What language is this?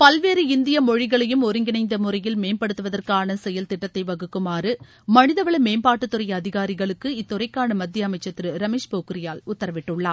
Tamil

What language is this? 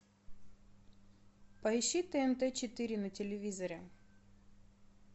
Russian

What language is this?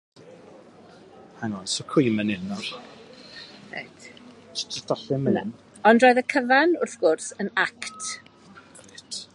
Welsh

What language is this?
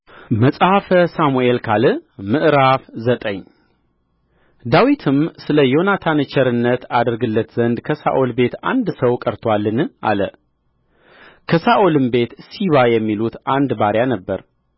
Amharic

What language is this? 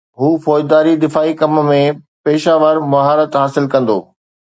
Sindhi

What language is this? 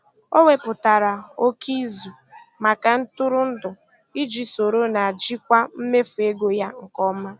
Igbo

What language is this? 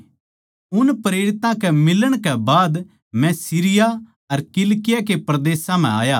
Haryanvi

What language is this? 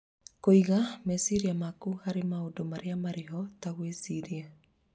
Kikuyu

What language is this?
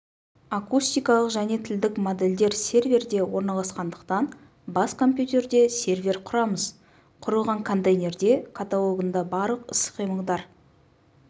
Kazakh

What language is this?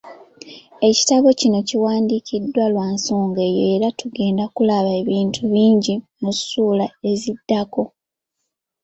Ganda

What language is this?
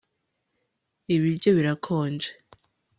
Kinyarwanda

